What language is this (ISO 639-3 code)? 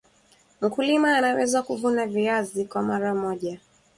swa